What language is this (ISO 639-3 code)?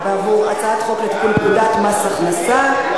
heb